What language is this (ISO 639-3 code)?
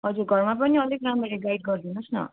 nep